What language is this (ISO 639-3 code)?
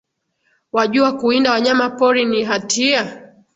swa